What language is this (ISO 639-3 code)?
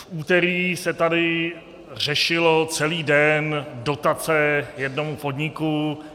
ces